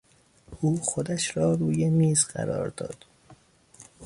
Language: Persian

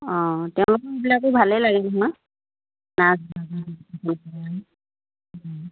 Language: Assamese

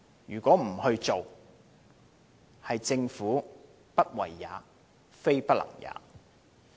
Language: Cantonese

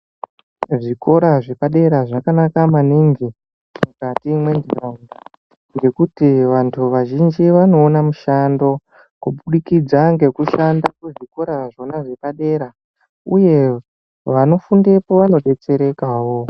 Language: Ndau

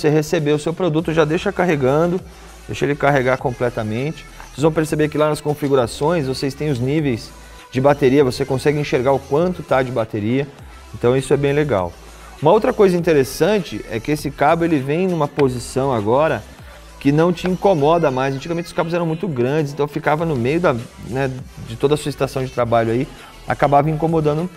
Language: Portuguese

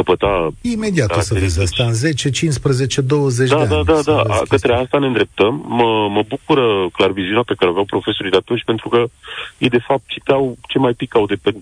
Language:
Romanian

